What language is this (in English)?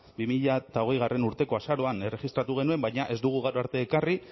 Basque